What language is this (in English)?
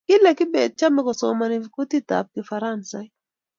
Kalenjin